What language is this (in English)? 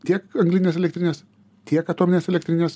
Lithuanian